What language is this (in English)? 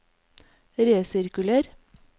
Norwegian